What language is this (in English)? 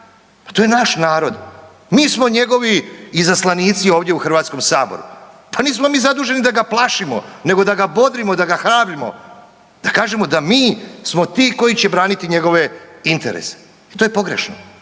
Croatian